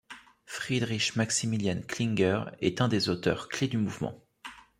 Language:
French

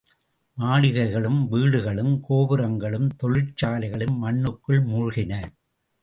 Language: Tamil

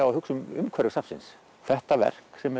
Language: Icelandic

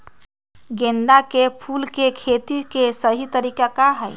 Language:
Magahi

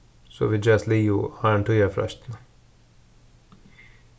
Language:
Faroese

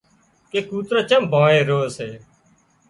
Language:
Wadiyara Koli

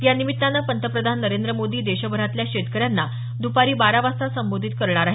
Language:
Marathi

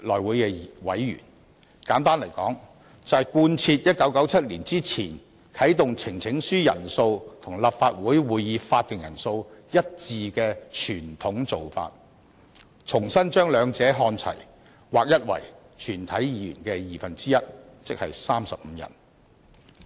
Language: Cantonese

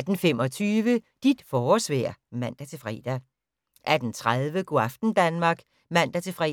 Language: Danish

